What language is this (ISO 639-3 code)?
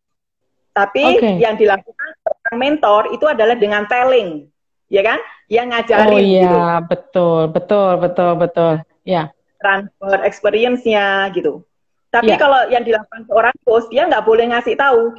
ind